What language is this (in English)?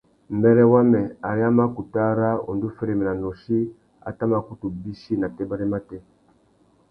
Tuki